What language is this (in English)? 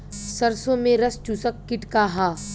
Bhojpuri